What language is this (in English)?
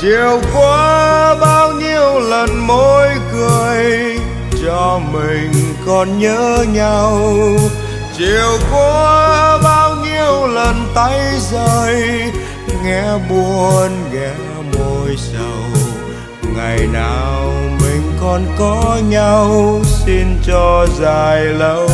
Vietnamese